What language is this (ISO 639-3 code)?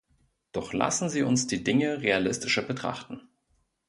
deu